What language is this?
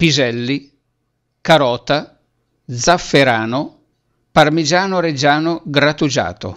Italian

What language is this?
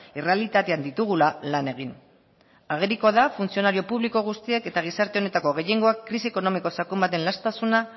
Basque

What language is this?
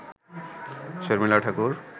Bangla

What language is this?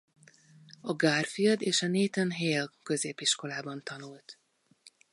Hungarian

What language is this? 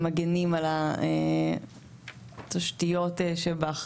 Hebrew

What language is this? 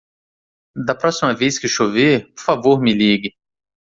Portuguese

